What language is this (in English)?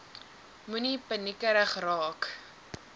Afrikaans